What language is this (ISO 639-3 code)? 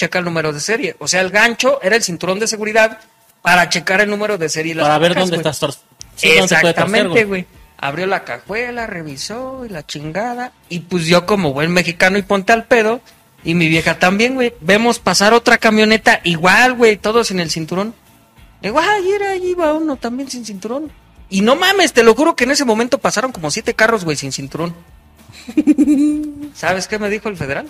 spa